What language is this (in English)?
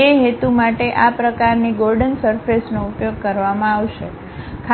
Gujarati